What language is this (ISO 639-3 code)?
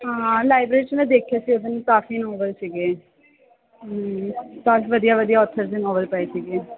pan